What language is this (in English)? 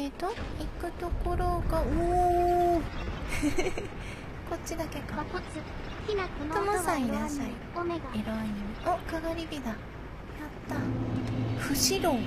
Japanese